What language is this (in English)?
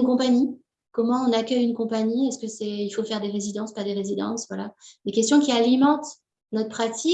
French